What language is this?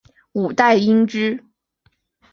Chinese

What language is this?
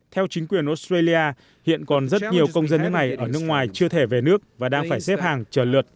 Vietnamese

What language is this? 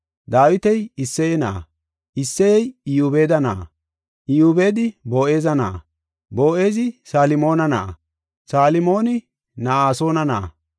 Gofa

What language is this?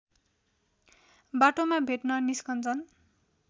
Nepali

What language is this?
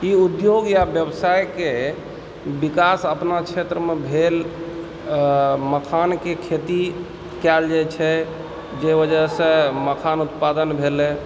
Maithili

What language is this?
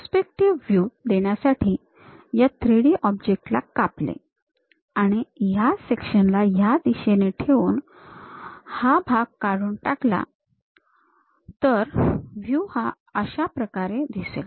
Marathi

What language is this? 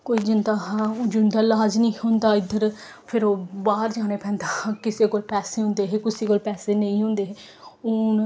Dogri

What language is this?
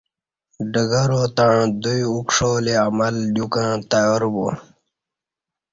Kati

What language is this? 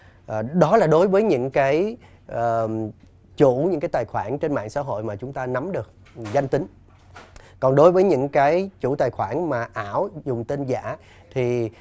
Vietnamese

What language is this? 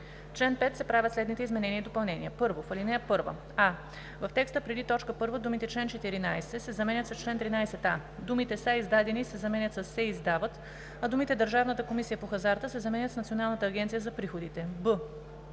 Bulgarian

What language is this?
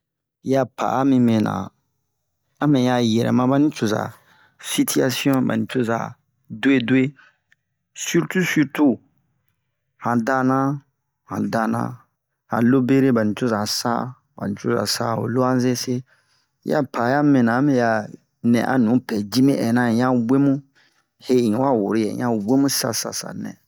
Bomu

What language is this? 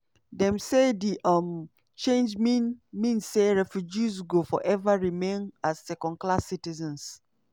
Nigerian Pidgin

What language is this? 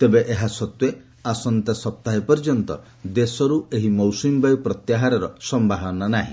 Odia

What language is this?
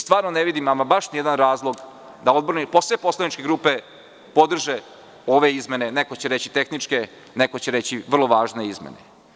Serbian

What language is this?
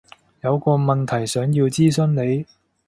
Cantonese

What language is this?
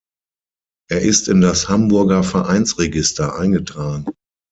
German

